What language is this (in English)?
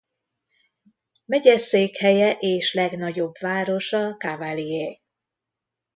Hungarian